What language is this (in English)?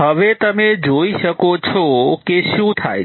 Gujarati